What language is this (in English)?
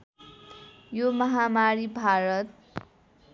Nepali